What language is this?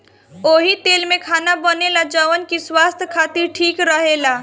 Bhojpuri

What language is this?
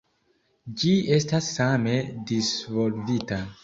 Esperanto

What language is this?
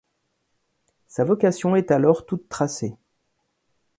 French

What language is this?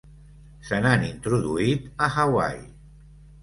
Catalan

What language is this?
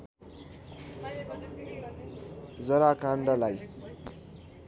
Nepali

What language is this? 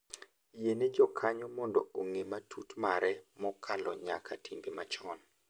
Luo (Kenya and Tanzania)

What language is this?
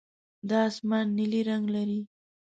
Pashto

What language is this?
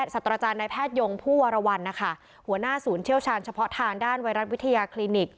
Thai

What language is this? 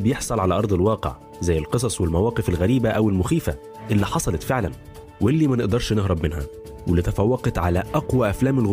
Arabic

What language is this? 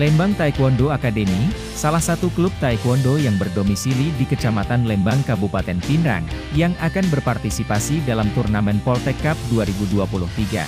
Indonesian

